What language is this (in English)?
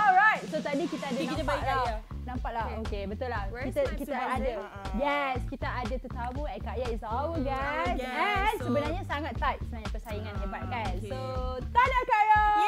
Malay